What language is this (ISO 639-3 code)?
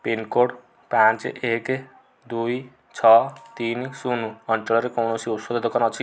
ori